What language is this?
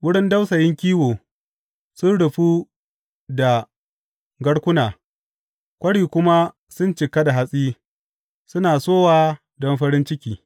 Hausa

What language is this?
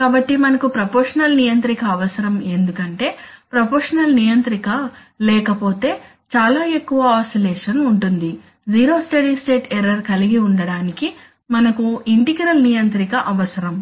Telugu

